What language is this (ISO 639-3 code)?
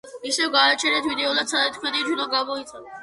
kat